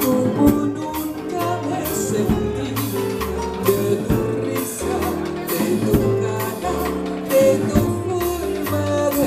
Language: Bulgarian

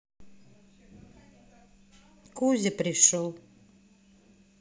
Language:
Russian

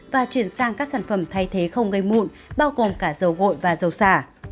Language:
Vietnamese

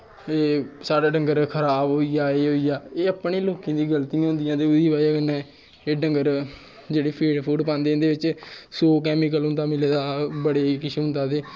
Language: Dogri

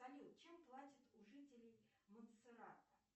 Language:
Russian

